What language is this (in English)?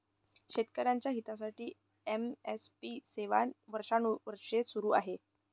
Marathi